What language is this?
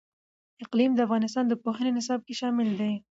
Pashto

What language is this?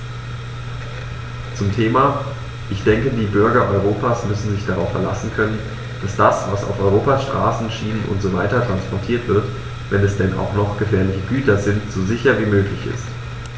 German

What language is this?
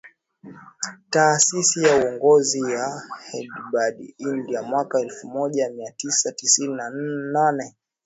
Swahili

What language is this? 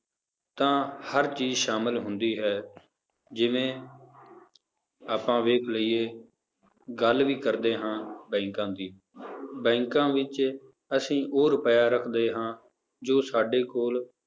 Punjabi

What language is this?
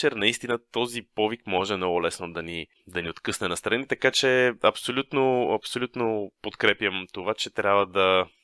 Bulgarian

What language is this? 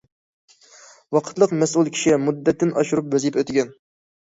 Uyghur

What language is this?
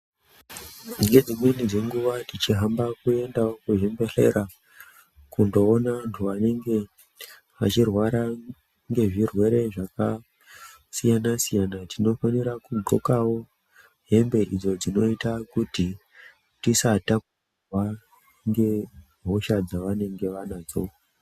Ndau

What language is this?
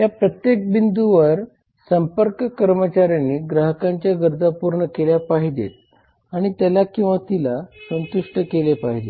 Marathi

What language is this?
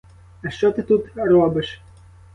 Ukrainian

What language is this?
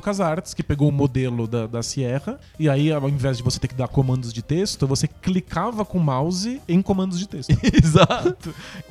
Portuguese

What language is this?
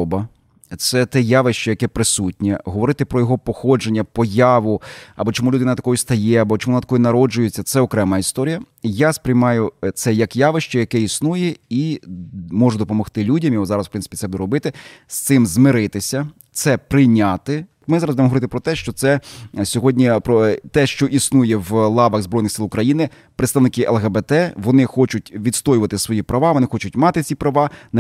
Ukrainian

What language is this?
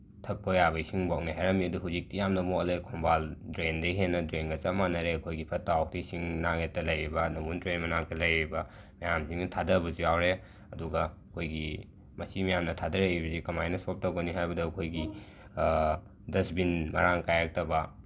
Manipuri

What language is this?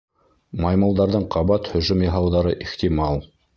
Bashkir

